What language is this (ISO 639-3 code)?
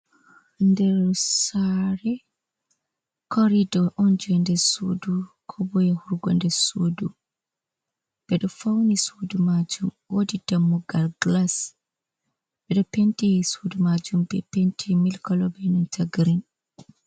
ful